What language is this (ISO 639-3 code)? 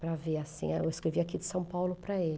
por